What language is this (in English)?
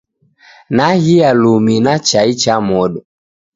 Taita